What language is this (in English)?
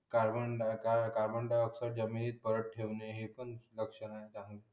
Marathi